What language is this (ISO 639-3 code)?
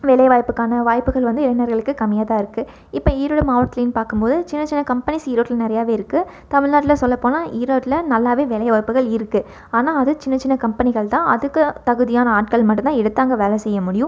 tam